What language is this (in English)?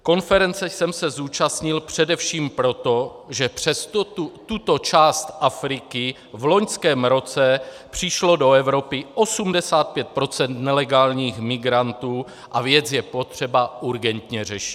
Czech